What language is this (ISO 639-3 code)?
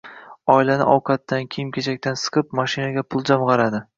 uzb